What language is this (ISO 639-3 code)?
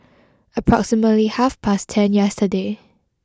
eng